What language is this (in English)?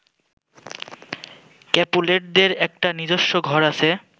Bangla